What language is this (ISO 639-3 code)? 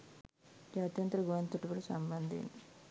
sin